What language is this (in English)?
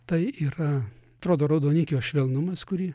Lithuanian